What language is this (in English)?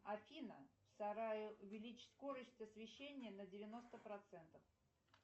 Russian